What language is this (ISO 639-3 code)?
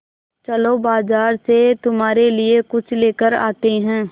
hin